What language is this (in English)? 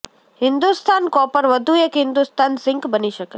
Gujarati